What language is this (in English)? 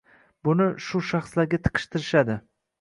Uzbek